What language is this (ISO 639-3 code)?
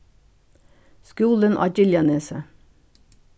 fao